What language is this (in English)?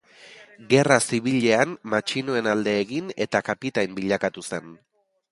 Basque